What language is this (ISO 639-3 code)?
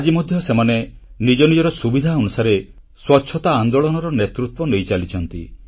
ori